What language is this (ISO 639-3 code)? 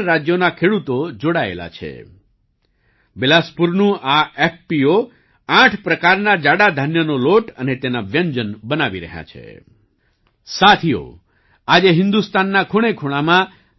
guj